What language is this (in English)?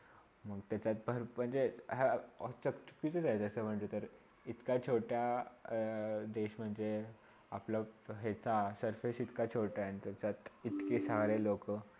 Marathi